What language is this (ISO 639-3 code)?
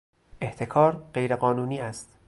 fas